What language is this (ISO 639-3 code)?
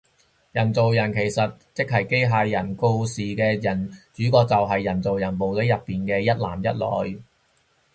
yue